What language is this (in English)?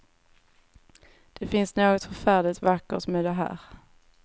Swedish